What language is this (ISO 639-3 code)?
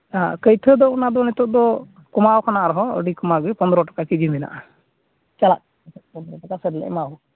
sat